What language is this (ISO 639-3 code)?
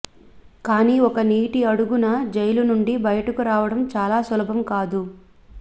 tel